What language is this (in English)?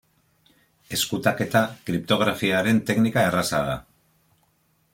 Basque